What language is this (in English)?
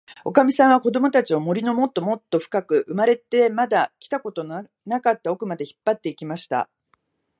Japanese